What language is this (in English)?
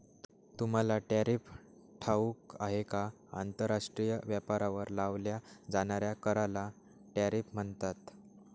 Marathi